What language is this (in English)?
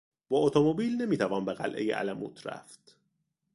Persian